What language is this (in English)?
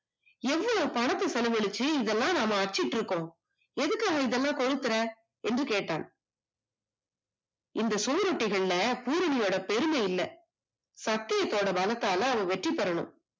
Tamil